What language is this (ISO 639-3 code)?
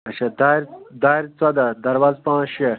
kas